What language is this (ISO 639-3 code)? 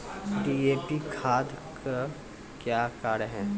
mai